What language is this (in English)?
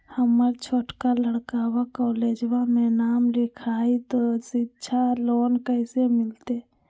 Magahi